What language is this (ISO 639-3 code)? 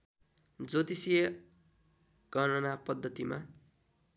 nep